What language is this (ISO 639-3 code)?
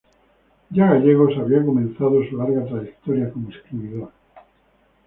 spa